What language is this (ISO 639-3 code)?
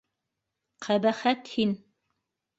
bak